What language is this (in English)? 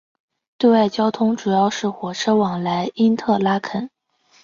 Chinese